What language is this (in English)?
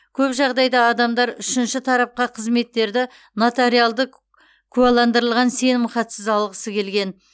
Kazakh